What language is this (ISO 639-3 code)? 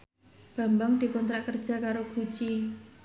jav